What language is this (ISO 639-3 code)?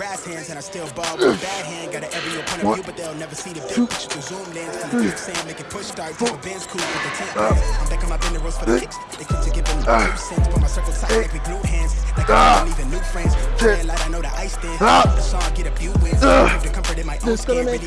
eng